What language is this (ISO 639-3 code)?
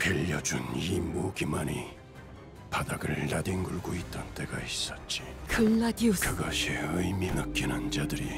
kor